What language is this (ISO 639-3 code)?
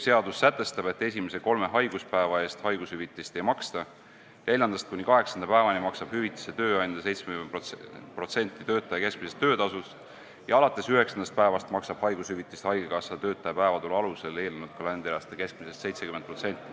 est